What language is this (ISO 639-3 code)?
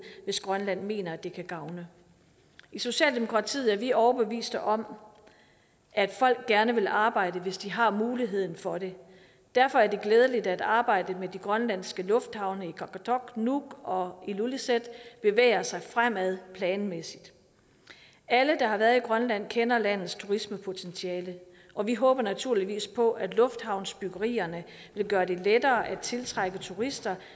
dan